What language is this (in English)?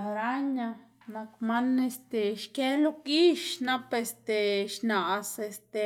Xanaguía Zapotec